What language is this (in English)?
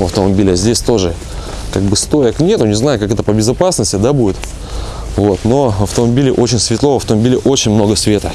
Russian